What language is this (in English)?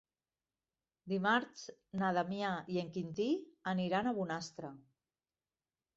Catalan